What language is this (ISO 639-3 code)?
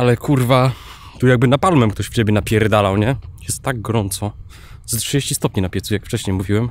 pol